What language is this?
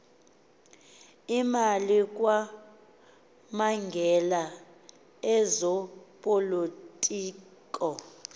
Xhosa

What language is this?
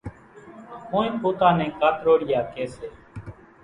Kachi Koli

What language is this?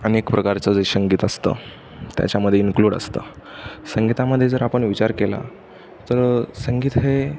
Marathi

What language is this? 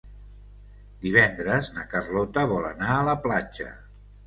Catalan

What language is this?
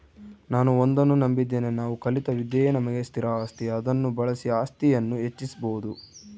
Kannada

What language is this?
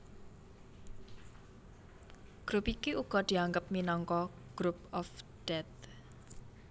Javanese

